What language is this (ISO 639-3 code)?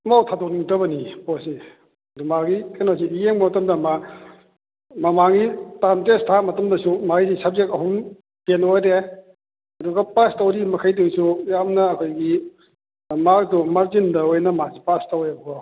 mni